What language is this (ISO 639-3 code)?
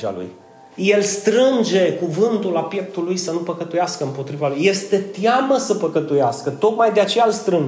ron